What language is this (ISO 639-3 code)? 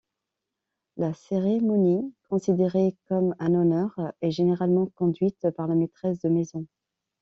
fra